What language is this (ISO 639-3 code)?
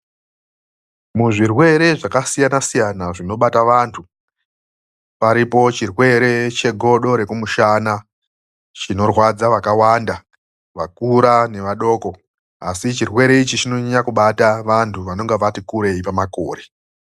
ndc